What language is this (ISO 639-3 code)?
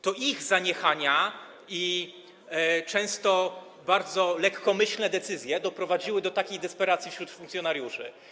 pol